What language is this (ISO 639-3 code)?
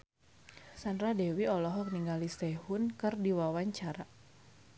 sun